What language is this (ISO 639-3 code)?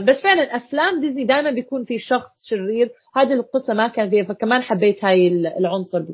ara